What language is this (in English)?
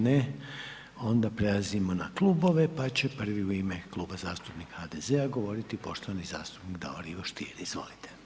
Croatian